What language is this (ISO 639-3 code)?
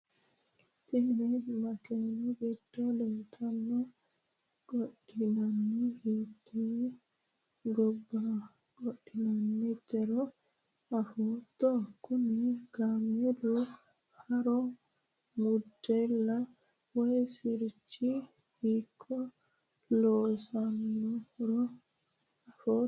sid